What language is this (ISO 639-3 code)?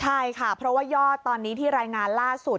tha